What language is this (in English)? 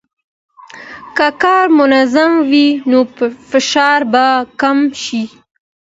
Pashto